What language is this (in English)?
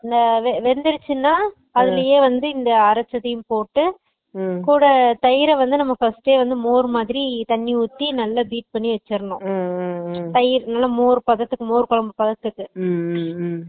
Tamil